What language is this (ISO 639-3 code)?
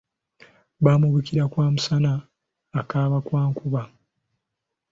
lug